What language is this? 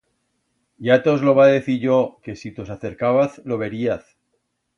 Aragonese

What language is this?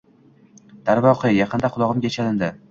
Uzbek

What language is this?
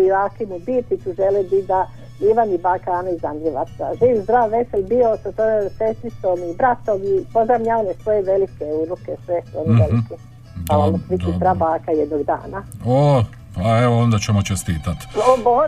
Croatian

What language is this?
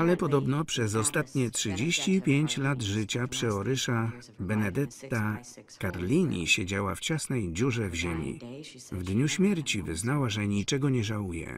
Polish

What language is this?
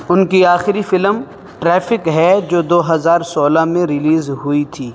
Urdu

